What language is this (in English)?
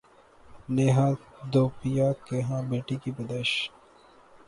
Urdu